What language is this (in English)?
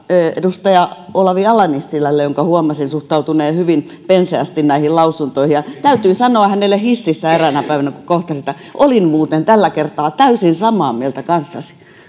Finnish